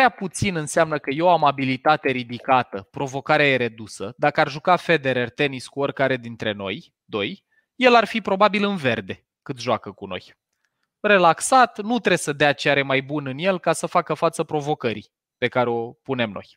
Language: Romanian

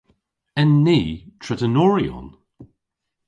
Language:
Cornish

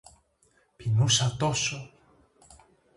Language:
Greek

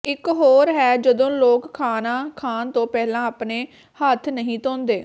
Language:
Punjabi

